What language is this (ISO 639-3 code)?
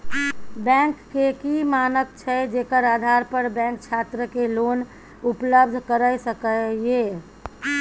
mai